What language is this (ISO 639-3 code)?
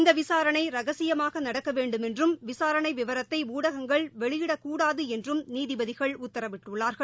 tam